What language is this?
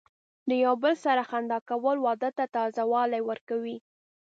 Pashto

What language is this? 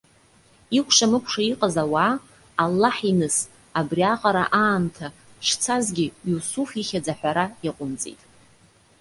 Abkhazian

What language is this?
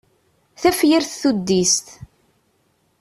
Kabyle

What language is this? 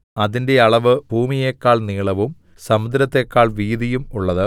Malayalam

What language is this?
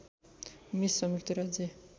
Nepali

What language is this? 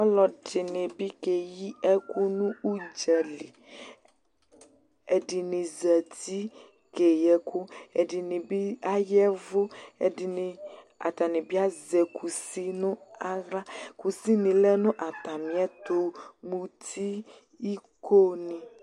Ikposo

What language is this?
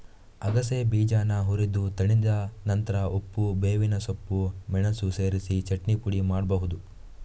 Kannada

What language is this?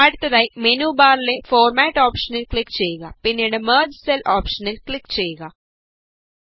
Malayalam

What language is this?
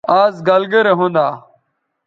Bateri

